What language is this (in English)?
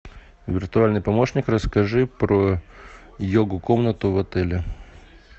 Russian